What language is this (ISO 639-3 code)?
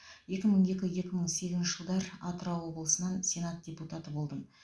kaz